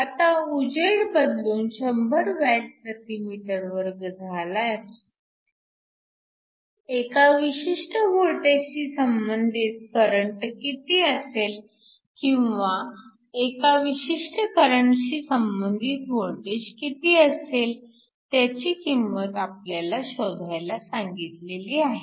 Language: Marathi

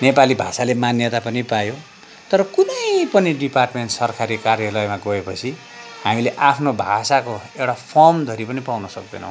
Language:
Nepali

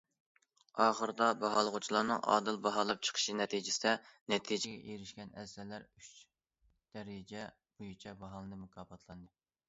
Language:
Uyghur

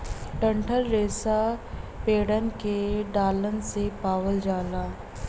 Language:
Bhojpuri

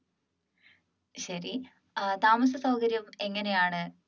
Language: Malayalam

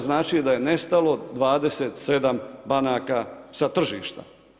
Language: Croatian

